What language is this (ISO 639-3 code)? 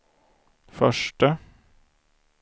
swe